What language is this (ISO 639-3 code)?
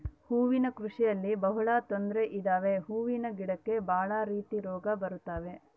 kan